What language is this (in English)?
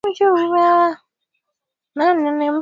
Swahili